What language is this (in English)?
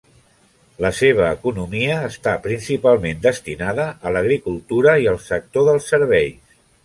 Catalan